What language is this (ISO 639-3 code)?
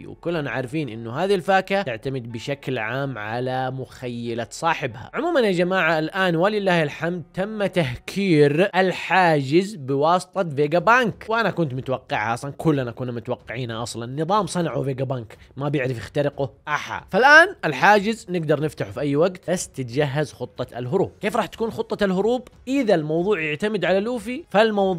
ara